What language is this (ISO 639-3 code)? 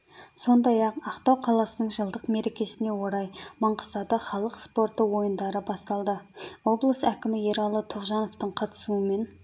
kaz